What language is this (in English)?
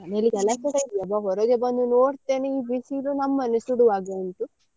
Kannada